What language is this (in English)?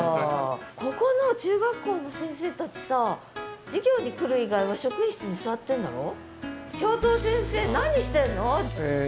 Japanese